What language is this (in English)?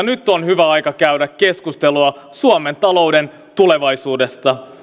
Finnish